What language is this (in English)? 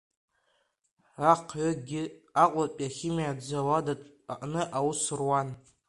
Abkhazian